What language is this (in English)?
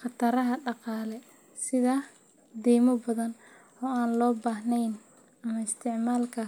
Somali